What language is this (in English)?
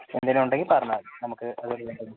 Malayalam